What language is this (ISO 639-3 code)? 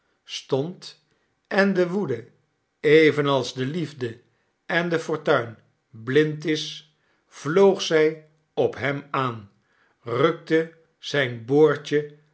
nld